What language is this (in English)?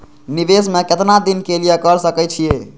Maithili